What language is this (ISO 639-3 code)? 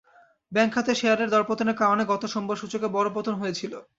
ben